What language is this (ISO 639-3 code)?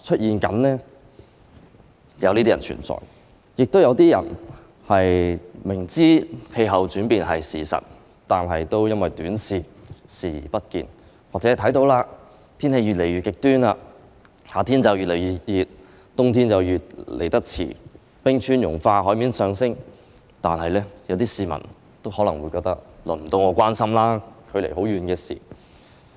yue